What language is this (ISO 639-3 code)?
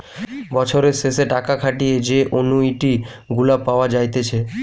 ben